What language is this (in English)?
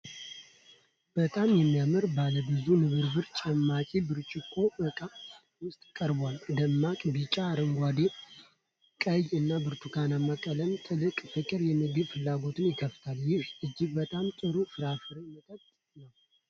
Amharic